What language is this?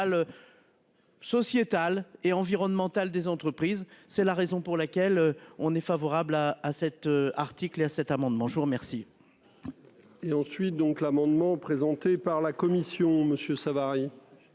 French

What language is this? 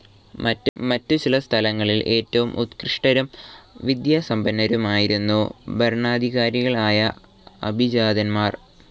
Malayalam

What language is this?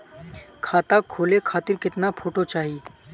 Bhojpuri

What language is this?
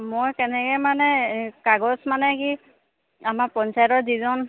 Assamese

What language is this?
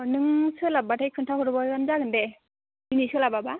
Bodo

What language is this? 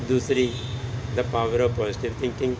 Punjabi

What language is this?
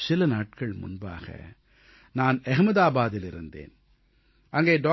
Tamil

